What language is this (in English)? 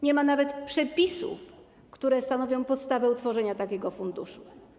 Polish